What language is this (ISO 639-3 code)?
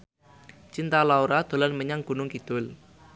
jav